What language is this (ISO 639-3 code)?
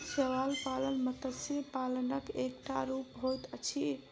mai